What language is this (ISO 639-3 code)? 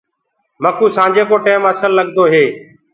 ggg